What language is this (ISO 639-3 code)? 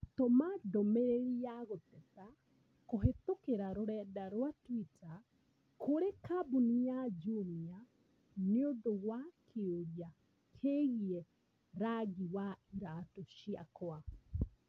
kik